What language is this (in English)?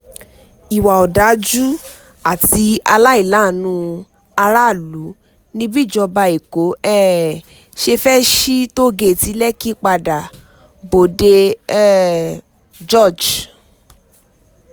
Yoruba